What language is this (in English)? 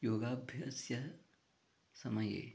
Sanskrit